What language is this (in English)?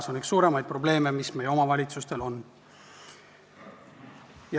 Estonian